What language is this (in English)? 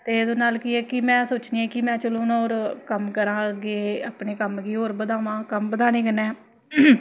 Dogri